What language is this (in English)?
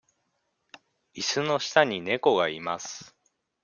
Japanese